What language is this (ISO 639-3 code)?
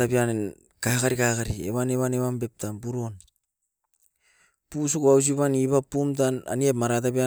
eiv